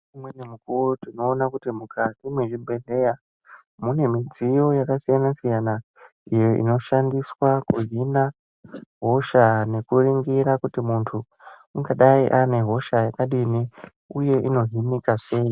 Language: Ndau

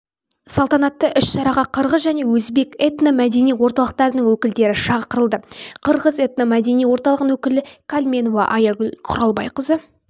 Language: Kazakh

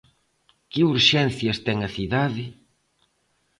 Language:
Galician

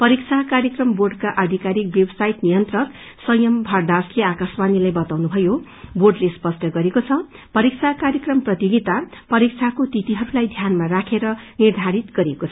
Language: Nepali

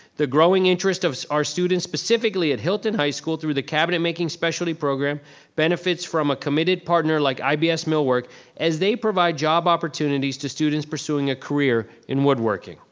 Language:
English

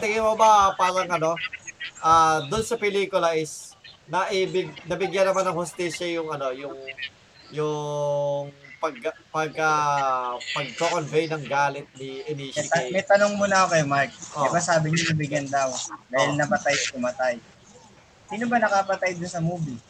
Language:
Filipino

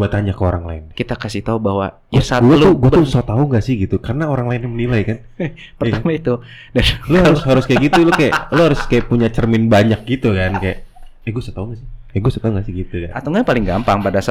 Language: Indonesian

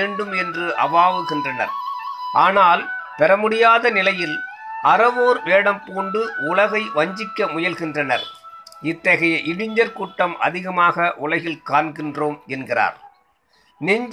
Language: Tamil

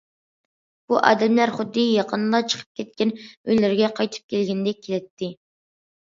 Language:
Uyghur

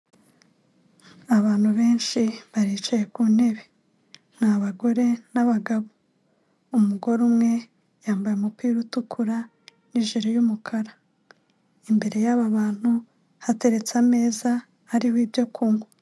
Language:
Kinyarwanda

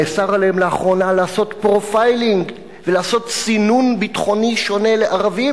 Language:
Hebrew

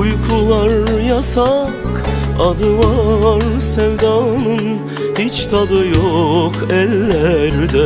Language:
Turkish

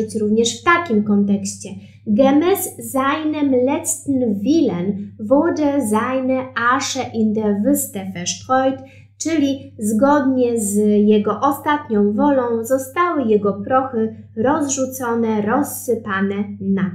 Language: Polish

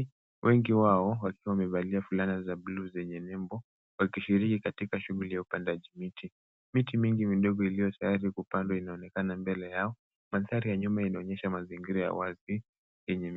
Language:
Swahili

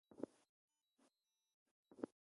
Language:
Ewondo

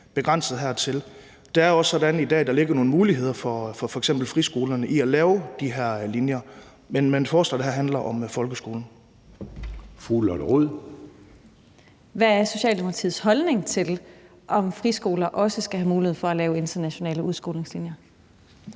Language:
Danish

